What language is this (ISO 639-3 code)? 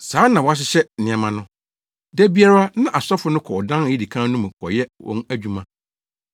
aka